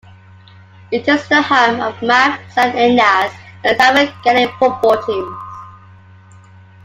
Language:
English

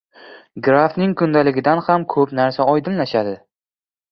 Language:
Uzbek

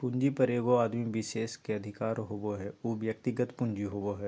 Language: Magahi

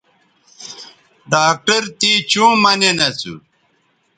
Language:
Bateri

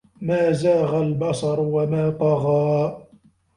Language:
Arabic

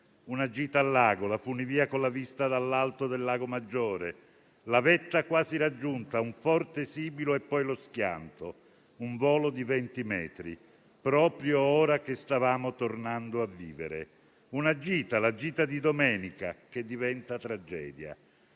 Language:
Italian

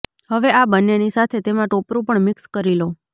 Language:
Gujarati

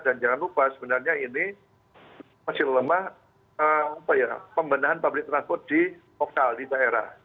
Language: Indonesian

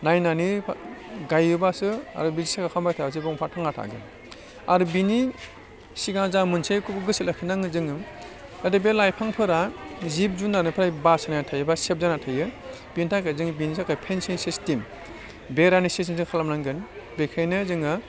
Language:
Bodo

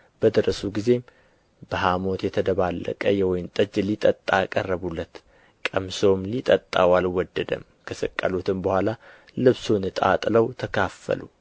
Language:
Amharic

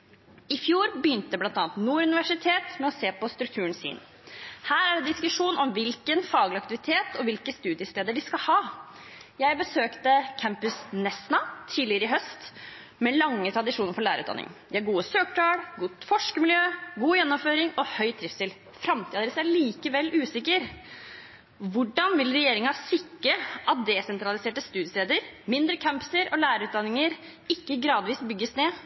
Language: Norwegian Bokmål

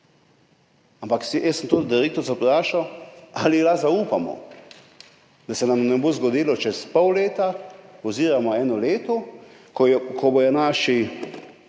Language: Slovenian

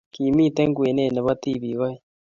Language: Kalenjin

